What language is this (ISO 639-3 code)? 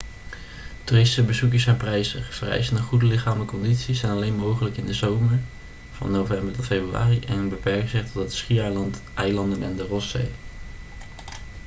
nld